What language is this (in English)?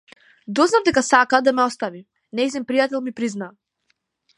Macedonian